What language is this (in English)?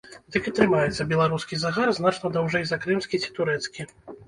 Belarusian